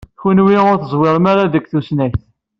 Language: Kabyle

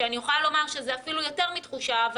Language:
Hebrew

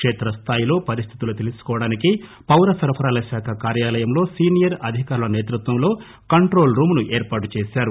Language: Telugu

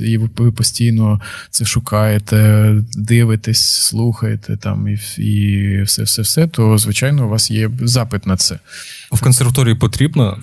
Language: Ukrainian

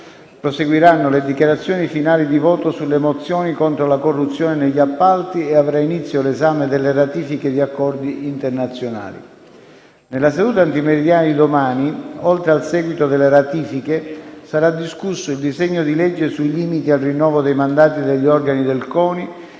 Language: Italian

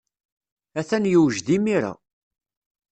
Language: Kabyle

